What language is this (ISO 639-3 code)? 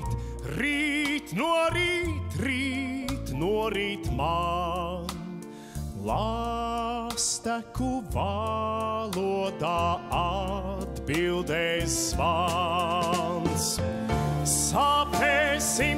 lav